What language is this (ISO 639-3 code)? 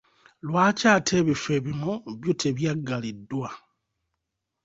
lug